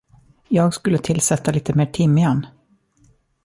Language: Swedish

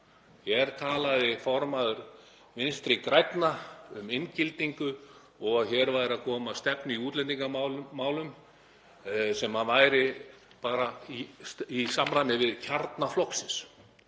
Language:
Icelandic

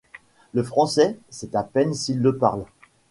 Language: French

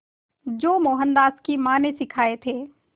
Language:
Hindi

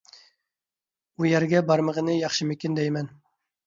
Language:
Uyghur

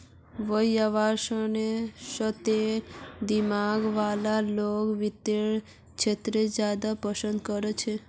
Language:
Magahi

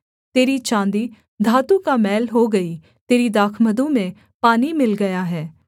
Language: Hindi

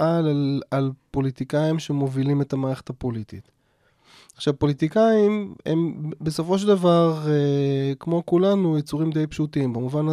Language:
Hebrew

